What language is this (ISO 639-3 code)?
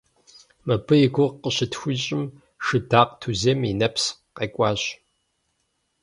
kbd